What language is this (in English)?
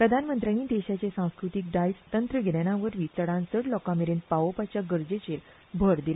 Konkani